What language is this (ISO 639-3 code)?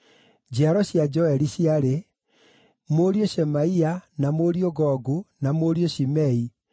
kik